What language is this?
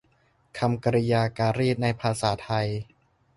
Thai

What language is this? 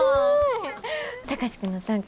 Japanese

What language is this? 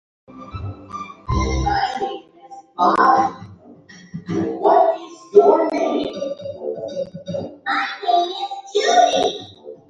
Indonesian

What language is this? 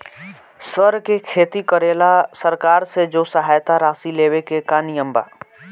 Bhojpuri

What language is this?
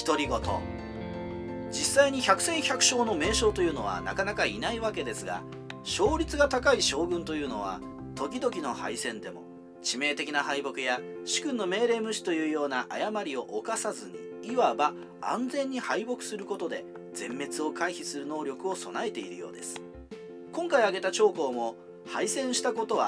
Japanese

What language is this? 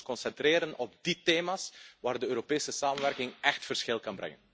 Dutch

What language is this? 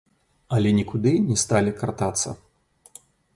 Belarusian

